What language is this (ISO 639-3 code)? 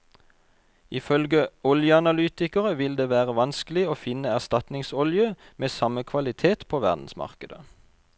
nor